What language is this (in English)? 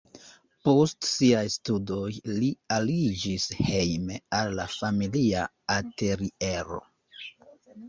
Esperanto